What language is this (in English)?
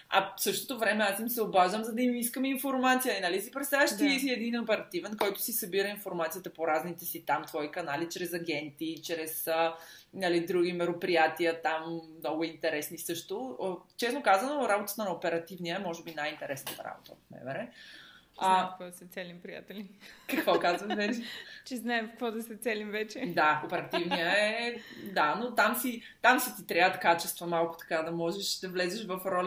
Bulgarian